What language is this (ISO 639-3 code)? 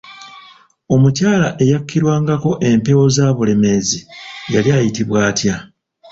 lug